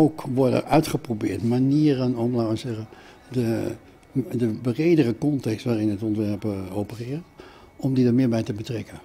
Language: Dutch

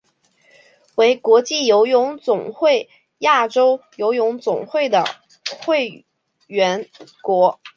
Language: Chinese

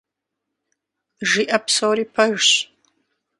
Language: Kabardian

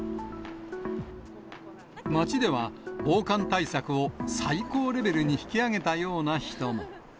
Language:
Japanese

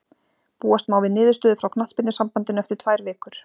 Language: Icelandic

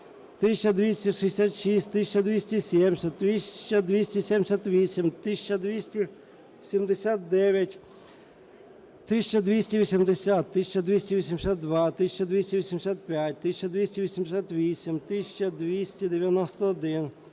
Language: Ukrainian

